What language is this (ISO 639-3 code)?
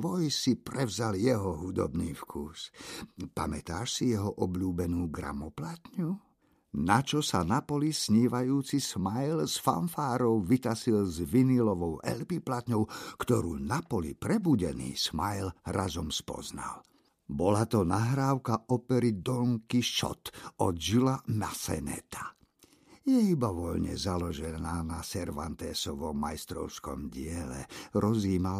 slk